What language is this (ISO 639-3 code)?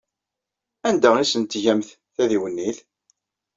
kab